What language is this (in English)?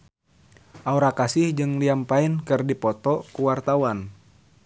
Sundanese